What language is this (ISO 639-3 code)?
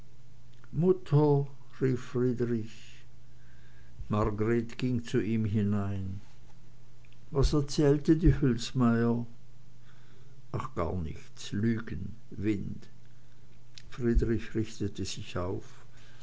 deu